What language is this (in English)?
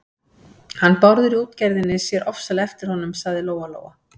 Icelandic